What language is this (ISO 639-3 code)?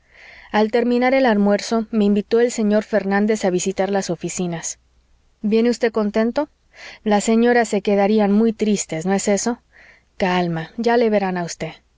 spa